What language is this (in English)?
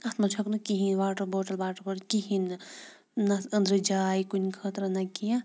Kashmiri